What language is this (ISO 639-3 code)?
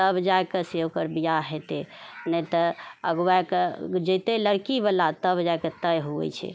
mai